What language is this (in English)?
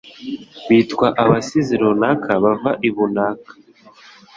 Kinyarwanda